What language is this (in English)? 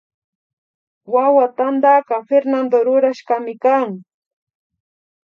Imbabura Highland Quichua